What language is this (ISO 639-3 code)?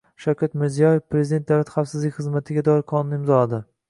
uzb